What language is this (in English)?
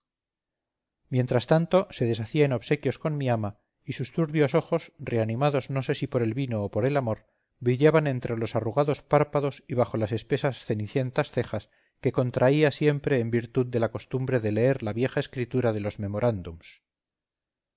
Spanish